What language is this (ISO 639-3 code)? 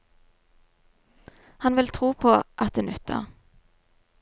nor